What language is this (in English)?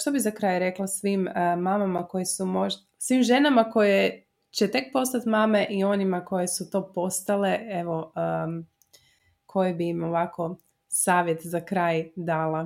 Croatian